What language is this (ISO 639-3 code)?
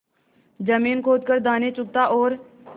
hin